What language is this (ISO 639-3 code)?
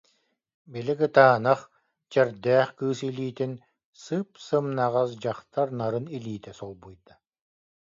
sah